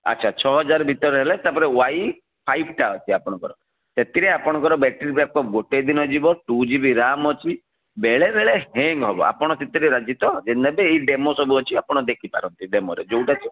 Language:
Odia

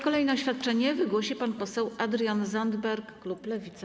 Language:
Polish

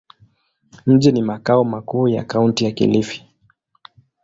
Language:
Swahili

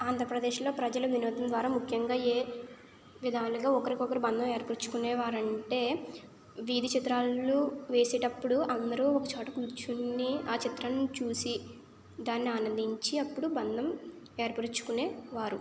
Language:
Telugu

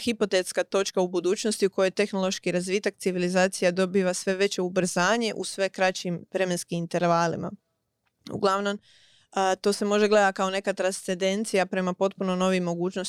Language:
Croatian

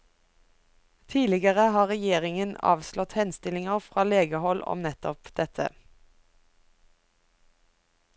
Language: Norwegian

